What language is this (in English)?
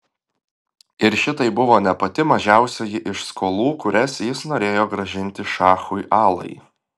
Lithuanian